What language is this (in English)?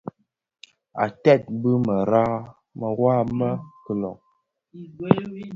Bafia